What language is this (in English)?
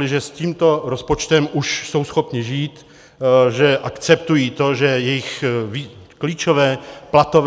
Czech